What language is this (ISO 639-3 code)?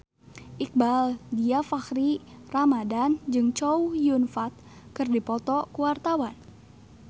sun